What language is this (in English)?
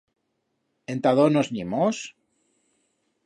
Aragonese